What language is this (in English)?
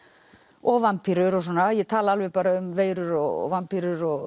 Icelandic